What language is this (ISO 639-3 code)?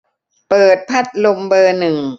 tha